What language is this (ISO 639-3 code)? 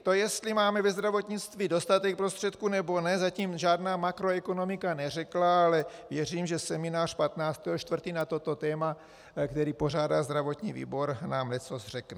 ces